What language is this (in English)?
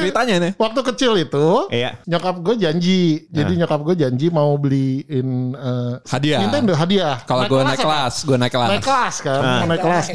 Indonesian